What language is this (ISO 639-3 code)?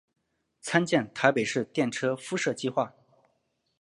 zho